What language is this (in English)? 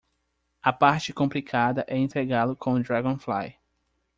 Portuguese